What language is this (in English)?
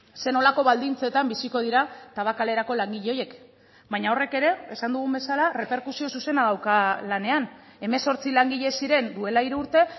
Basque